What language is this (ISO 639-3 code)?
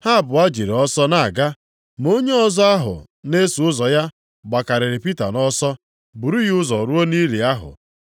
ibo